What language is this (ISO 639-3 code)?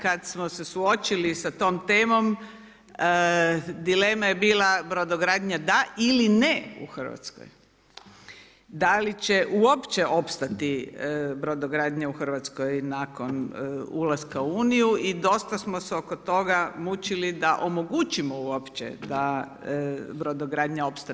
hrv